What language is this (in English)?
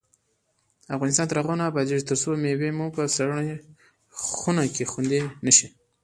Pashto